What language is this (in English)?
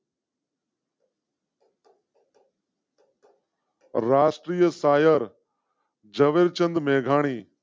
Gujarati